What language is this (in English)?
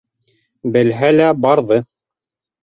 Bashkir